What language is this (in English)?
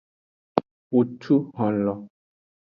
Aja (Benin)